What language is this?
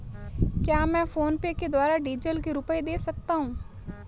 Hindi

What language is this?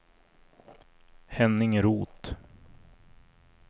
Swedish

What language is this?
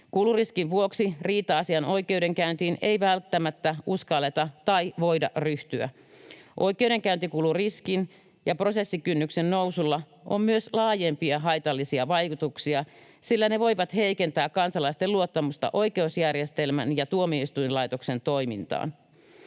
Finnish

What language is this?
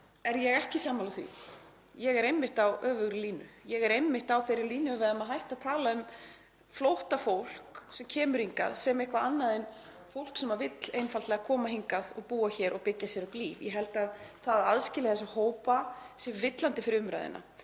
Icelandic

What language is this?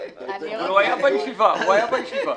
Hebrew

